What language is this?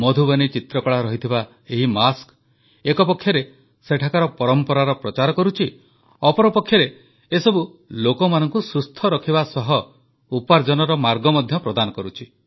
Odia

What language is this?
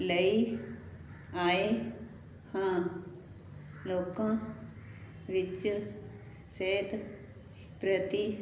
Punjabi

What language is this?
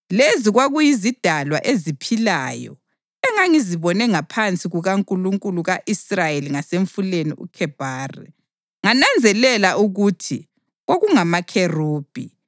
North Ndebele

